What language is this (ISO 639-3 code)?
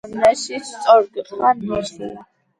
kat